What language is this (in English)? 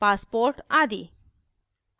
Hindi